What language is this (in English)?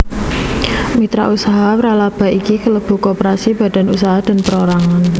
Javanese